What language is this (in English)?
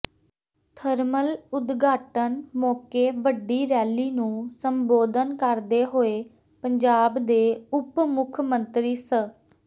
Punjabi